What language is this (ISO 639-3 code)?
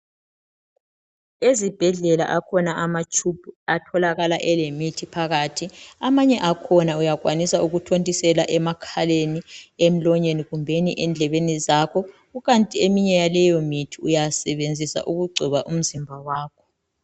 nde